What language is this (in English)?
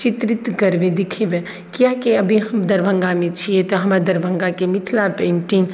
Maithili